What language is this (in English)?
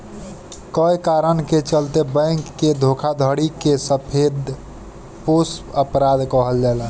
Bhojpuri